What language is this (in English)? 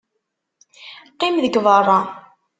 Kabyle